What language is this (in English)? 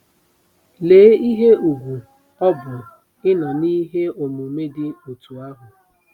Igbo